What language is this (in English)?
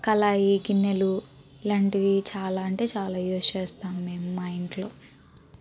Telugu